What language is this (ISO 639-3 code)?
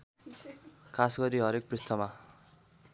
nep